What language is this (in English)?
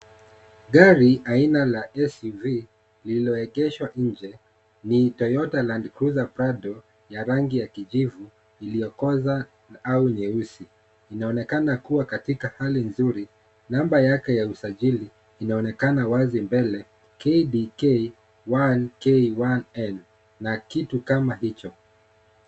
Swahili